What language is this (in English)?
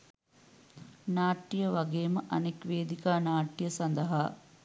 Sinhala